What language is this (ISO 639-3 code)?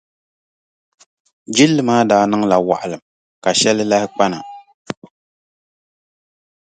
dag